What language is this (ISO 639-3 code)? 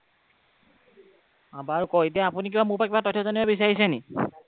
asm